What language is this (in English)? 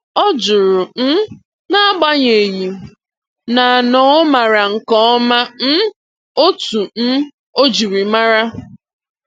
Igbo